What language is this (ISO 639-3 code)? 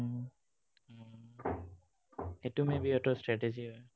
asm